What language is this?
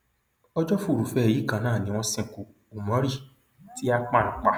Yoruba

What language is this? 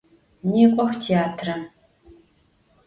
Adyghe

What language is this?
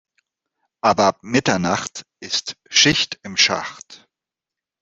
German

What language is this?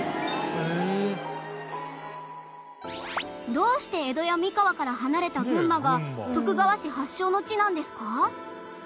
Japanese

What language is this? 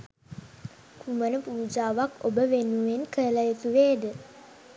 Sinhala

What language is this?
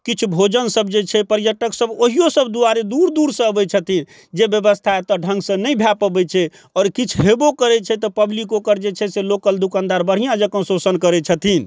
Maithili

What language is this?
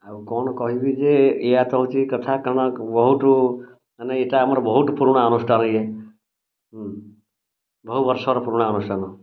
Odia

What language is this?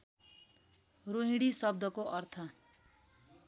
Nepali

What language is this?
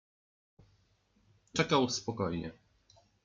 Polish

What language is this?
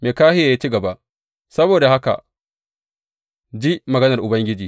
Hausa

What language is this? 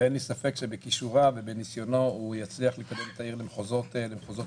Hebrew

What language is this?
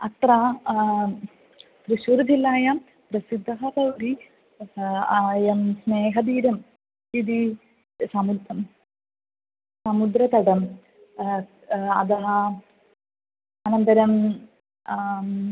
Sanskrit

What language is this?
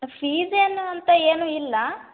Kannada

